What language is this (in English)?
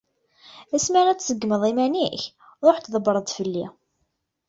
Kabyle